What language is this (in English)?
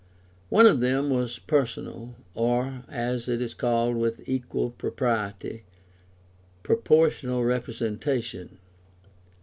English